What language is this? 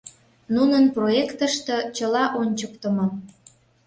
Mari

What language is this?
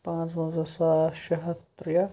Kashmiri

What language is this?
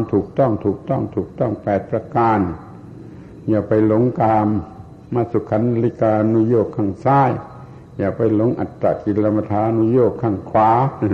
Thai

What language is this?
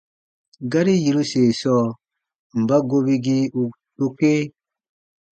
Baatonum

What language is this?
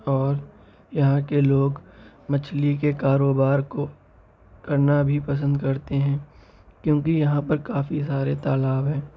Urdu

